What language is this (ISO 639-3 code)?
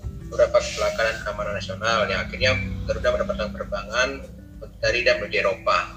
ind